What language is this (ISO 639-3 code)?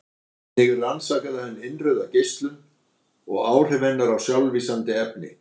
isl